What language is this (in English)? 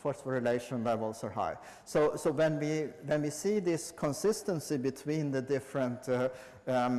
English